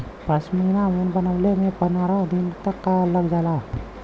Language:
Bhojpuri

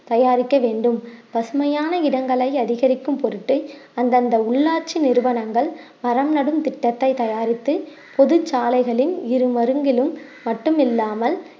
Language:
Tamil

